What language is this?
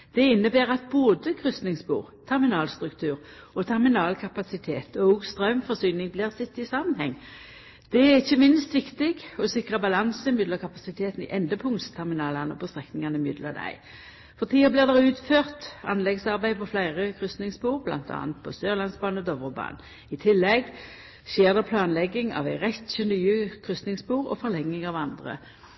Norwegian Nynorsk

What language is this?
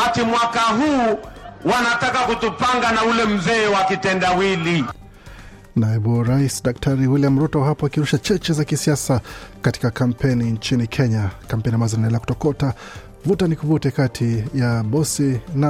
Swahili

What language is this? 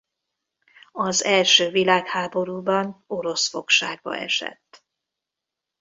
Hungarian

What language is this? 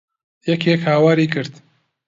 Central Kurdish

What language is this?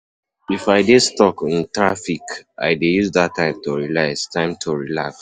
Nigerian Pidgin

